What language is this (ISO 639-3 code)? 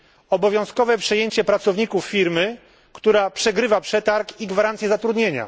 pol